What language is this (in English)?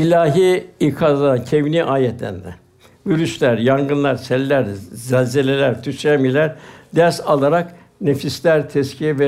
Turkish